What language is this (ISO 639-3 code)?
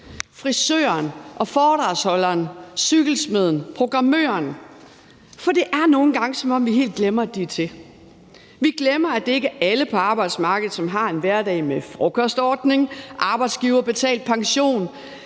dan